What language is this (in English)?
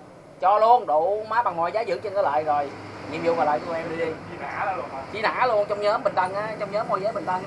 Vietnamese